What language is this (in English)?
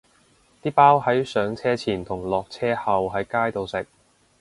Cantonese